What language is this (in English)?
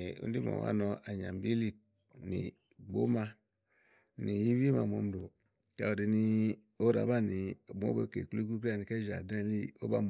Igo